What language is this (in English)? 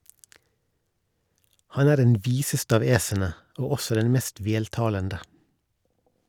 Norwegian